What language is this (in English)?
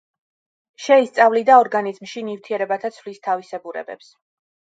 Georgian